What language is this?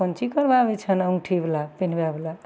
Maithili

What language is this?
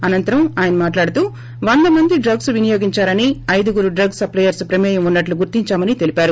Telugu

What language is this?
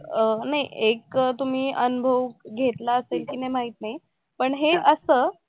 Marathi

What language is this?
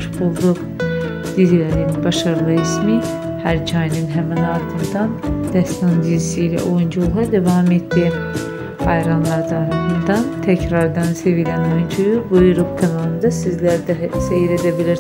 Turkish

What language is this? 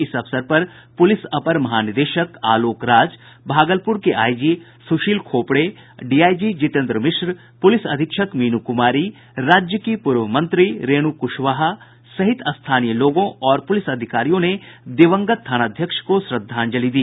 Hindi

